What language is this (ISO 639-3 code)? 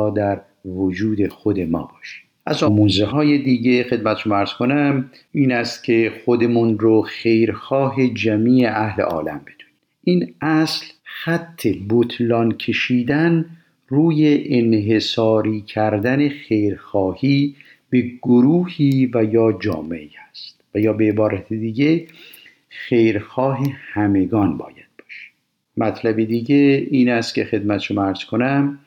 fas